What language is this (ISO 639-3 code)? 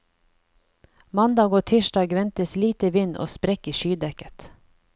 nor